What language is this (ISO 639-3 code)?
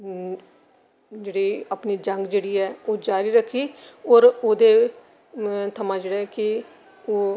doi